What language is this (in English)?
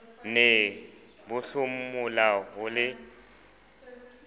Southern Sotho